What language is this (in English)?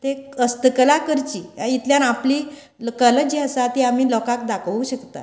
Konkani